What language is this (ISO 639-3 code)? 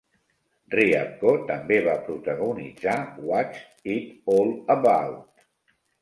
cat